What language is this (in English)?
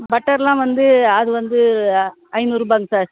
Tamil